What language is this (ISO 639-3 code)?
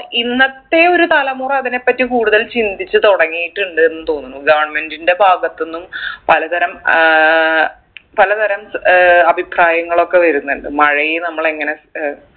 mal